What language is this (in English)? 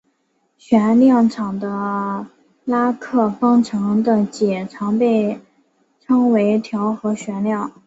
Chinese